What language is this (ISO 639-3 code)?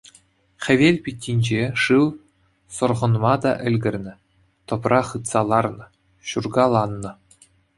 chv